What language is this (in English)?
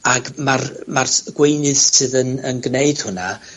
Welsh